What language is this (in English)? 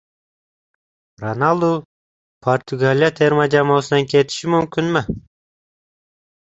Uzbek